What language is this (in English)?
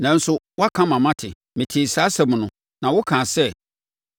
Akan